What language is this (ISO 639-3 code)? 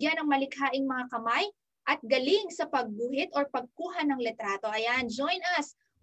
fil